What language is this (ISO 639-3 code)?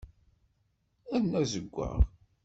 kab